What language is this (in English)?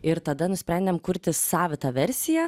Lithuanian